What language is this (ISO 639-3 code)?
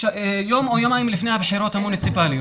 heb